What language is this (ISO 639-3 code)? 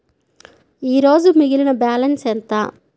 tel